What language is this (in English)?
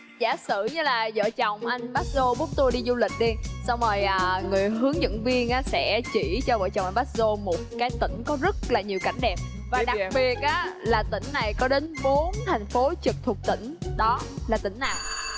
Vietnamese